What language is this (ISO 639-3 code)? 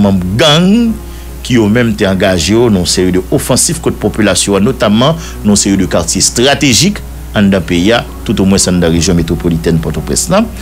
fra